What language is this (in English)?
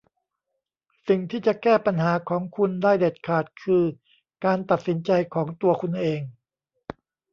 Thai